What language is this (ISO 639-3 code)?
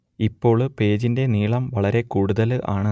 mal